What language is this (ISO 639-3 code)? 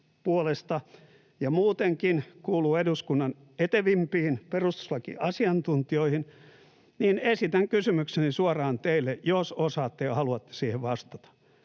fin